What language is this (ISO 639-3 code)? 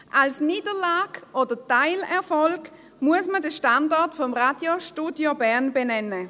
gsw